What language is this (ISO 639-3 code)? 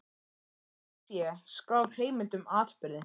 isl